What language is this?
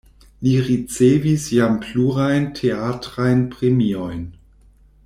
Esperanto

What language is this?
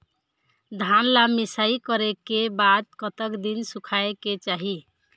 Chhattisgarhi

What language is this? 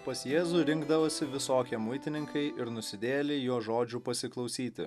Lithuanian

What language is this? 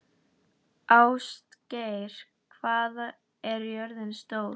Icelandic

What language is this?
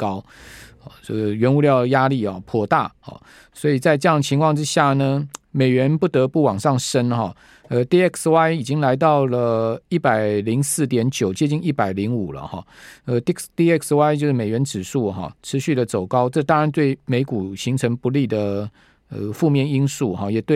Chinese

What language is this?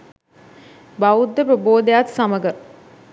Sinhala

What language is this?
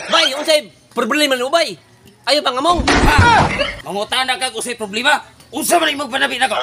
Filipino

